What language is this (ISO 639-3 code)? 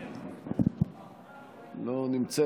heb